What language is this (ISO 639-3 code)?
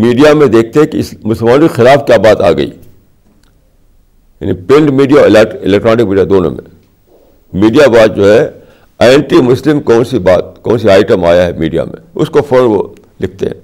urd